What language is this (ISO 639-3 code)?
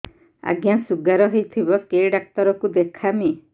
ori